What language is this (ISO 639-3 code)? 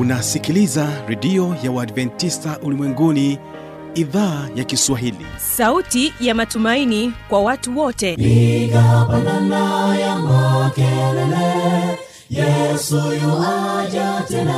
swa